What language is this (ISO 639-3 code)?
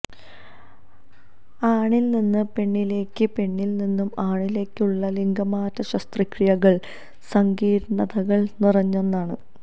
mal